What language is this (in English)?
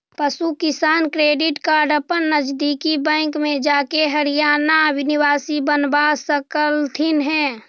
Magahi